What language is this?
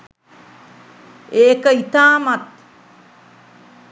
Sinhala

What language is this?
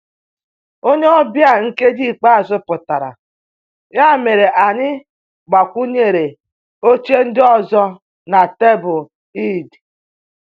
Igbo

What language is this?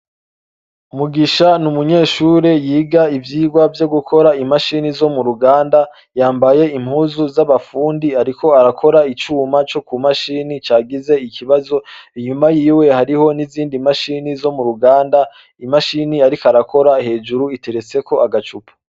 Rundi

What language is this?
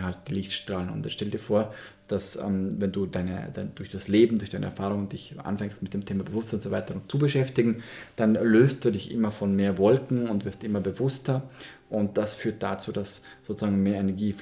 German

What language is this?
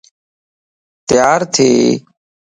Lasi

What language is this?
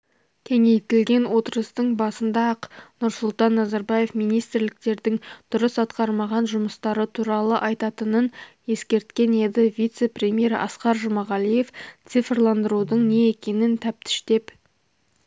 Kazakh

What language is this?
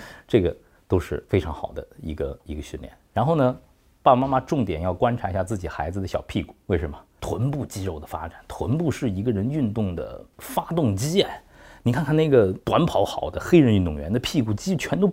Chinese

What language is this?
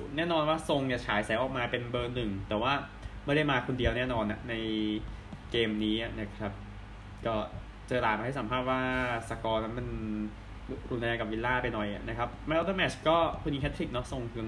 Thai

